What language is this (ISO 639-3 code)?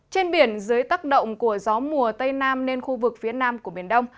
vie